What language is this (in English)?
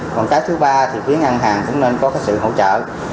Vietnamese